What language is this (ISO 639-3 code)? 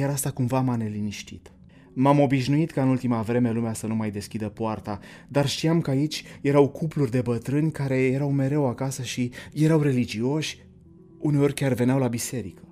ron